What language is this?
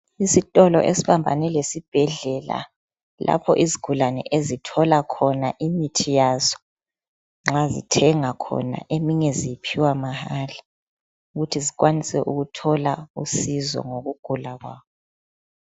North Ndebele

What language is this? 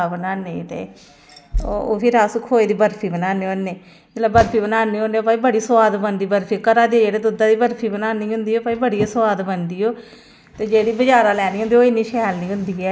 Dogri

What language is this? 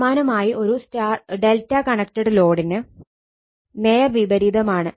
Malayalam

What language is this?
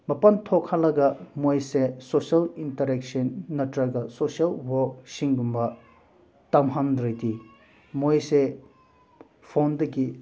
Manipuri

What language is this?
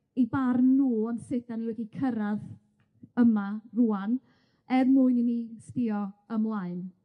Welsh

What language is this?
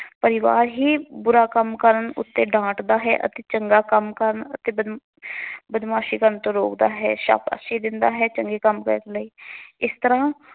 Punjabi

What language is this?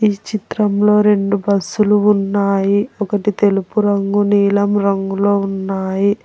Telugu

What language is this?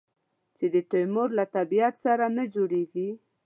Pashto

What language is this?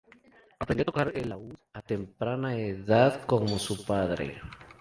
Spanish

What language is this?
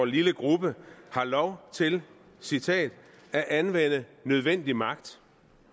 Danish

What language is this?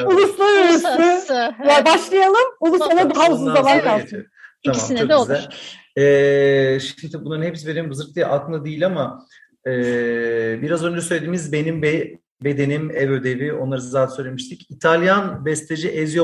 Turkish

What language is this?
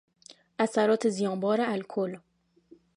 Persian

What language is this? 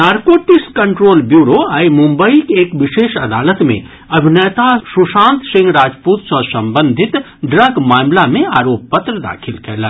Maithili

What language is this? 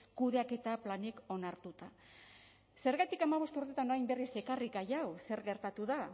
Basque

